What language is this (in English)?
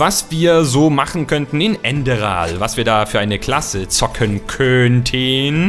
German